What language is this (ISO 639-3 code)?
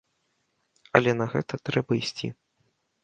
bel